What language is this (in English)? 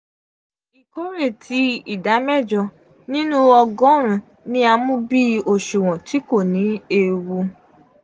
Yoruba